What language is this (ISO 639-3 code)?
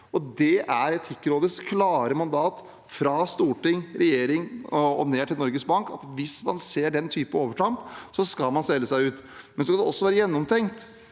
nor